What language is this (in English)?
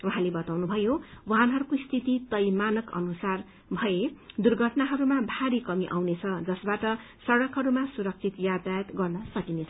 Nepali